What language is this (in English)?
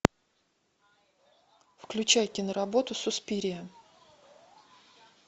Russian